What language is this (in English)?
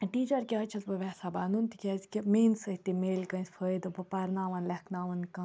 Kashmiri